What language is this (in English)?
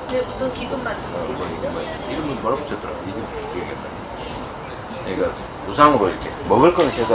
Korean